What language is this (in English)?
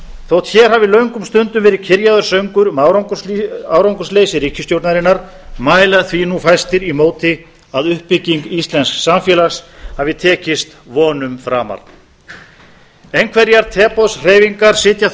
Icelandic